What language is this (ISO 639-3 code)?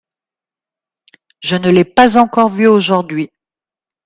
fra